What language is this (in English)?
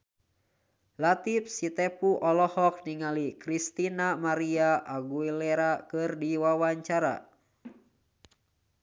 Sundanese